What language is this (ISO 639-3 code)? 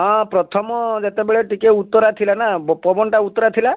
ori